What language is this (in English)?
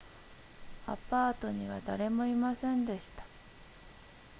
Japanese